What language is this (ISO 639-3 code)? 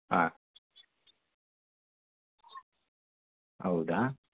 kan